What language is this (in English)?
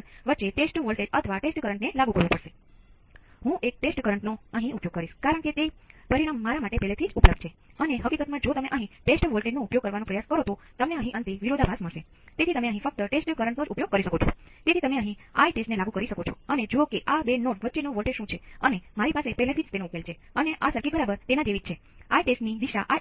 Gujarati